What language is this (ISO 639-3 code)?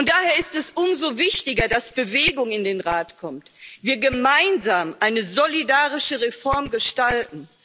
deu